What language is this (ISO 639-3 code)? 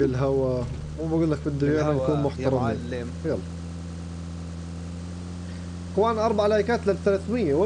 ara